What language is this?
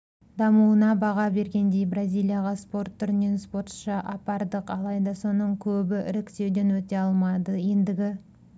Kazakh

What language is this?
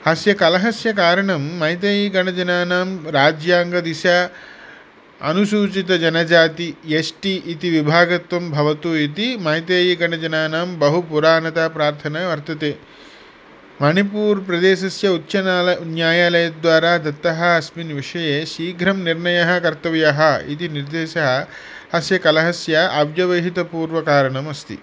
Sanskrit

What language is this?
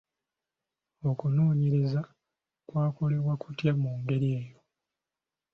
Ganda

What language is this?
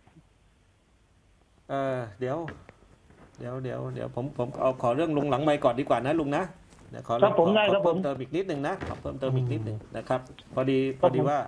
Thai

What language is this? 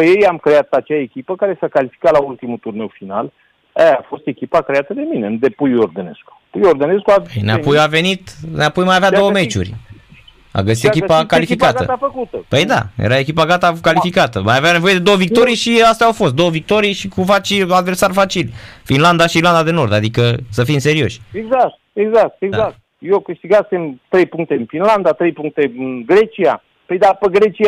Romanian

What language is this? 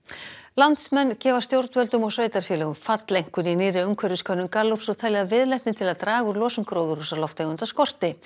Icelandic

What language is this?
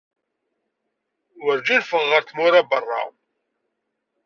Kabyle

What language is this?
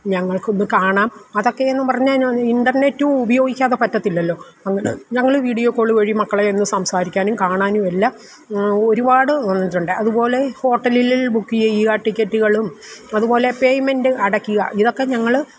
Malayalam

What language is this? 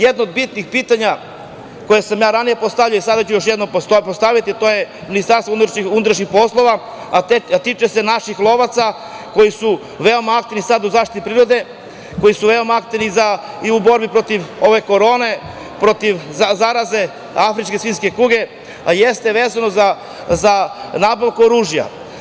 Serbian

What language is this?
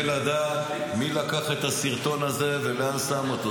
Hebrew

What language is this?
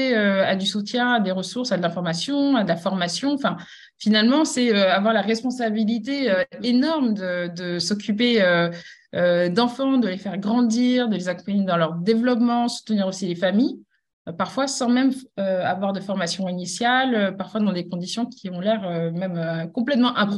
French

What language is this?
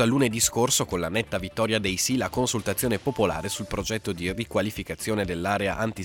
Italian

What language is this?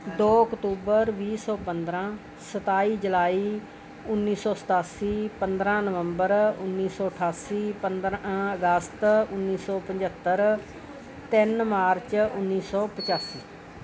Punjabi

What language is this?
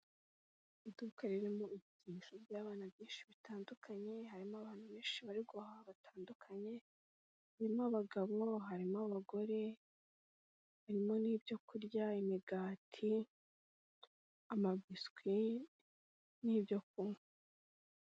Kinyarwanda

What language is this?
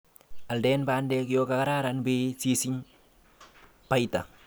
Kalenjin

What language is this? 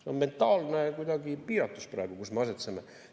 Estonian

